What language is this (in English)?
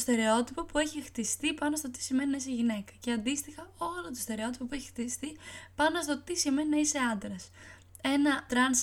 Greek